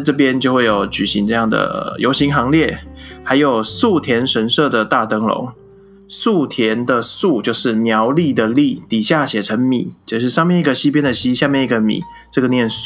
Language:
Chinese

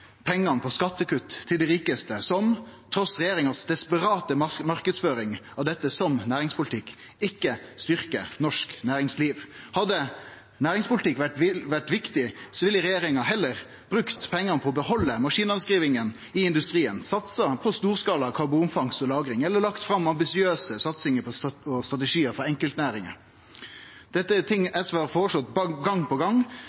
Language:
Norwegian Nynorsk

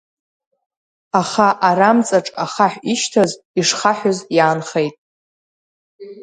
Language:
Abkhazian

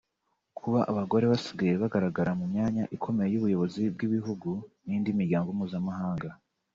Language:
Kinyarwanda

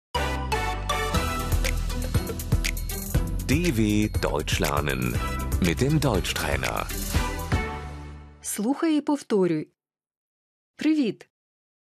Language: Ukrainian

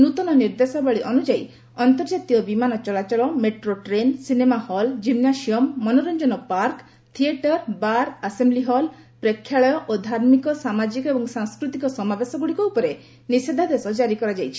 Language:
Odia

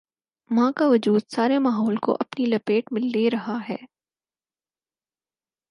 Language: Urdu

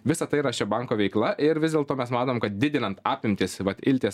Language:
Lithuanian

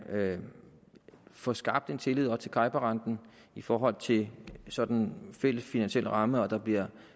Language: Danish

